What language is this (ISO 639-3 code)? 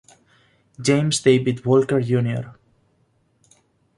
spa